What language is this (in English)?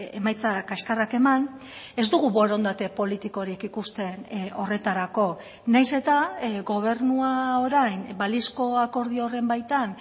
Basque